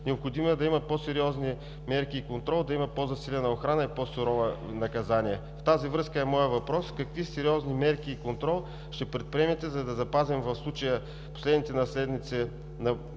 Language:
Bulgarian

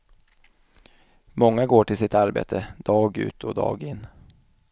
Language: Swedish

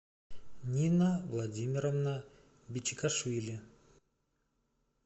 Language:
Russian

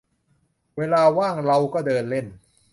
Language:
Thai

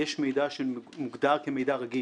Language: Hebrew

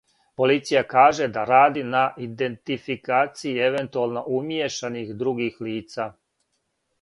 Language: Serbian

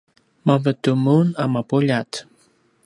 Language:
Paiwan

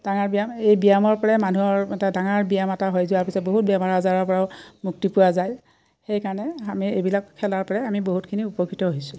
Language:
Assamese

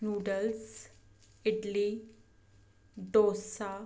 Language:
Punjabi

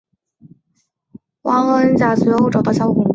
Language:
Chinese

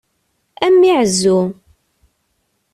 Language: Kabyle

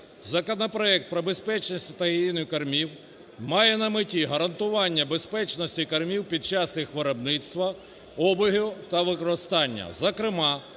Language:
Ukrainian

